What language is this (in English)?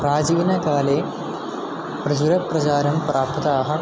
Sanskrit